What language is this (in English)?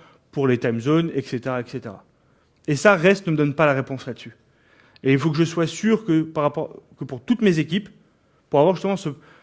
French